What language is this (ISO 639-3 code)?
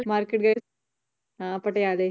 pan